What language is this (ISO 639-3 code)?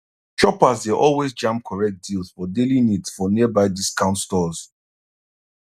pcm